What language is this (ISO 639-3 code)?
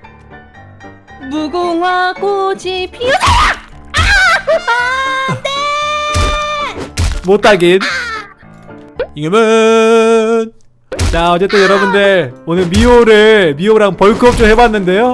kor